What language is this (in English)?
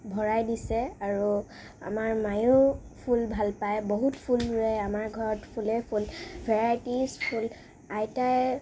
Assamese